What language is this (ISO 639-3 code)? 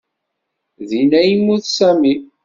kab